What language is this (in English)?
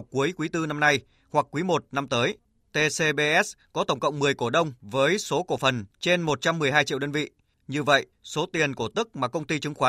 Vietnamese